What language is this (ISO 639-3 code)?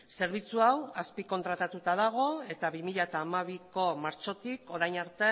eus